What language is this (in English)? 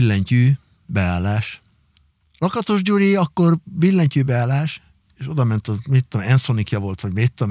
Hungarian